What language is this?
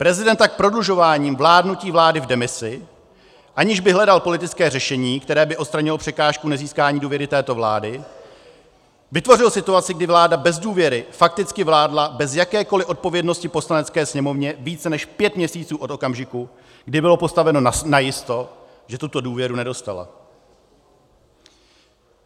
Czech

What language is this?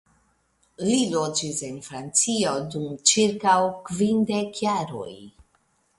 Esperanto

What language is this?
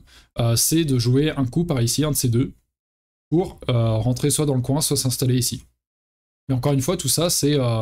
French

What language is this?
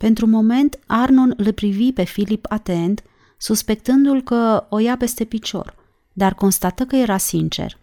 Romanian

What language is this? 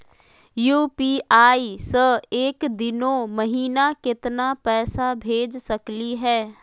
Magahi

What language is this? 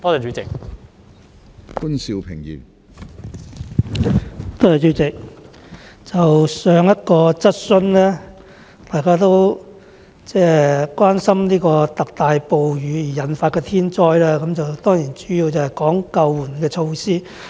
Cantonese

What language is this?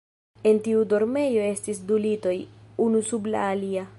Esperanto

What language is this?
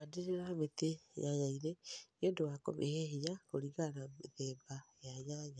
Kikuyu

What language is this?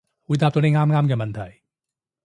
Cantonese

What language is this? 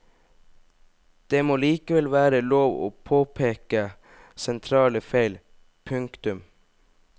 Norwegian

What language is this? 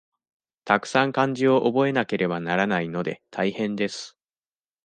Japanese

